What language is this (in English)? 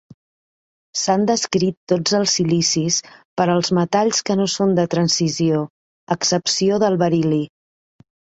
Catalan